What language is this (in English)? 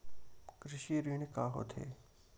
Chhattisgarhi